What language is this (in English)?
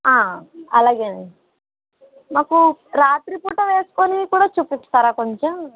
Telugu